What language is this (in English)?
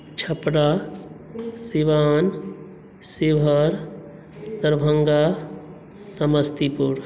Maithili